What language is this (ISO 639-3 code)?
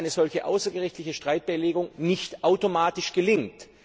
deu